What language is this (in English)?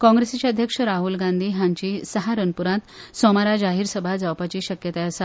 Konkani